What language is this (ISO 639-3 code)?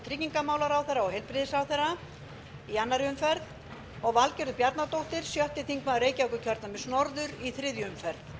isl